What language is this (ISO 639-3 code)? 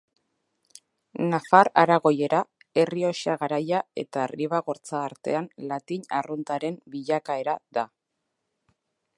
eus